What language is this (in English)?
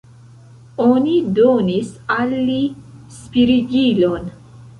Esperanto